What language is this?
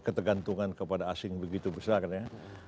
Indonesian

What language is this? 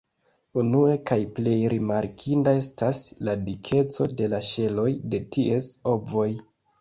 Esperanto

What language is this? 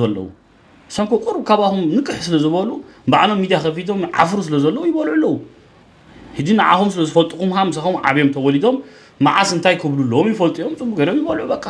Arabic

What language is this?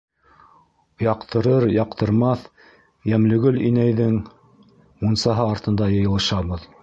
Bashkir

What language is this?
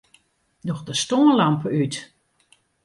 Western Frisian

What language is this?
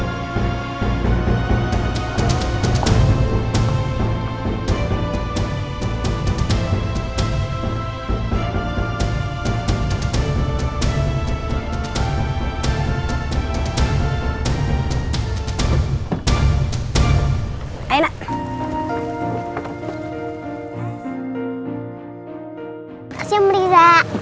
Indonesian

